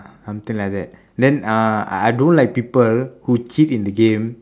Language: English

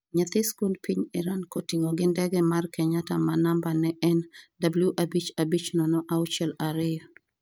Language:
Luo (Kenya and Tanzania)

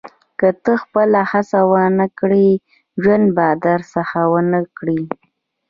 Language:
Pashto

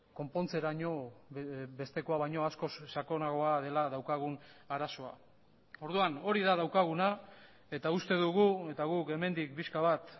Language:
Basque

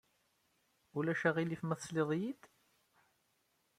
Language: Kabyle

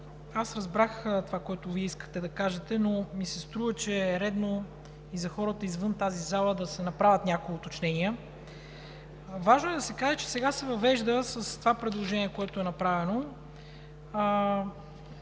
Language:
Bulgarian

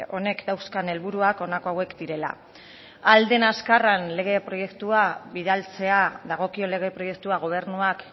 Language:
Basque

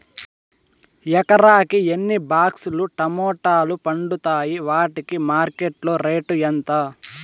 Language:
Telugu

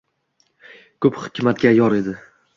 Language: Uzbek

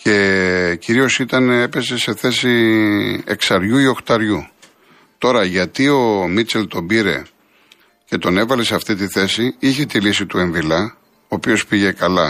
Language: Greek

